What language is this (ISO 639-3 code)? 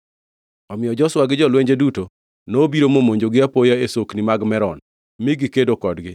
luo